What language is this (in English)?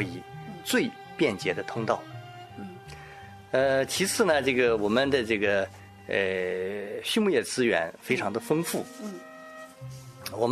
Chinese